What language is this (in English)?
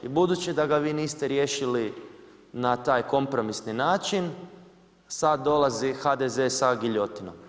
Croatian